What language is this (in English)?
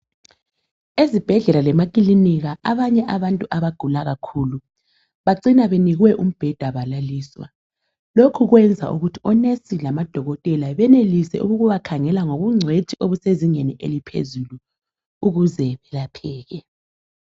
North Ndebele